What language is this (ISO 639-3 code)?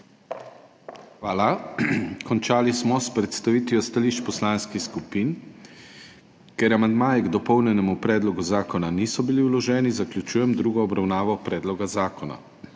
slv